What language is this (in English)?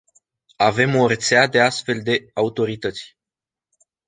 Romanian